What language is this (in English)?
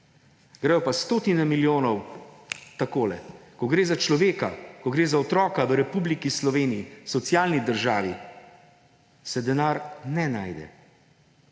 Slovenian